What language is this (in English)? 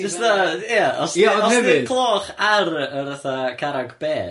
Welsh